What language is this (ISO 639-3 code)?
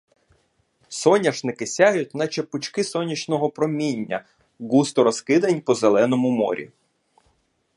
ukr